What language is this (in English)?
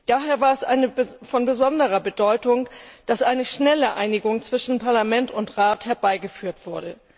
German